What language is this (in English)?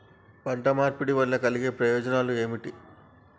Telugu